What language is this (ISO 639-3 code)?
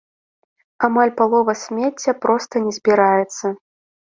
bel